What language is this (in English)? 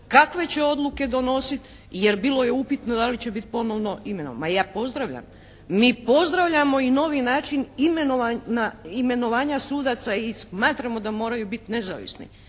Croatian